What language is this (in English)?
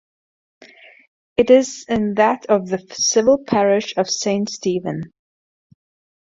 English